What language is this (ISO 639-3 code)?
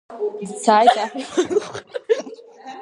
abk